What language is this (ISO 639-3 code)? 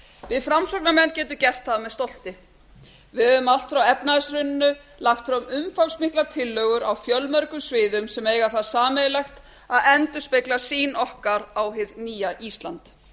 isl